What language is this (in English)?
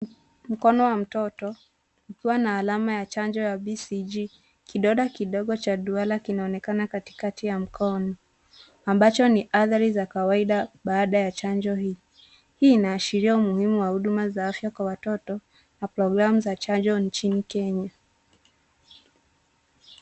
Swahili